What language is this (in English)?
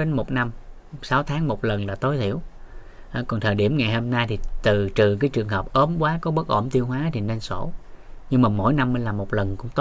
Vietnamese